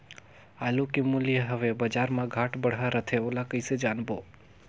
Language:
Chhattisgarhi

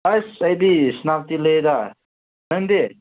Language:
Manipuri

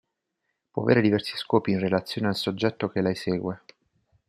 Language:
Italian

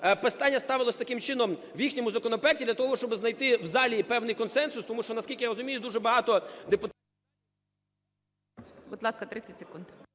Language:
Ukrainian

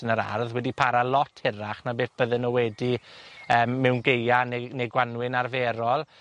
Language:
Welsh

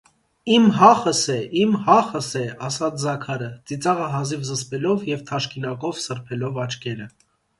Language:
Armenian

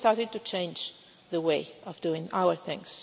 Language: English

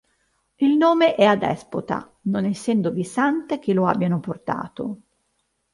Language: Italian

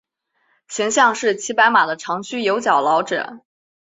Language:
Chinese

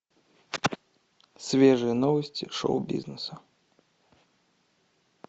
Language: Russian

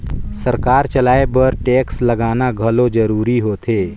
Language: Chhattisgarhi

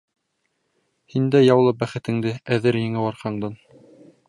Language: Bashkir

